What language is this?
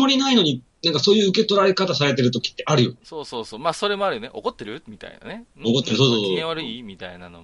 Japanese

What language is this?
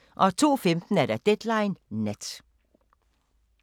Danish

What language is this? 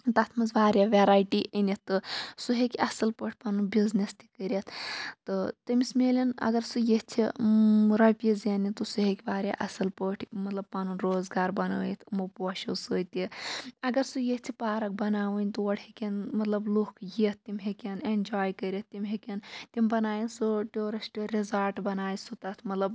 Kashmiri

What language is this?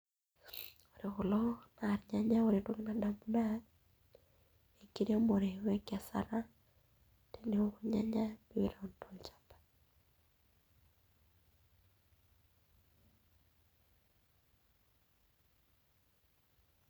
Masai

